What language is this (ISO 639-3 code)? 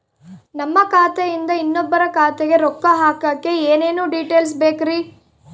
kan